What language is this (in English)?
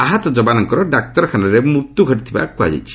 Odia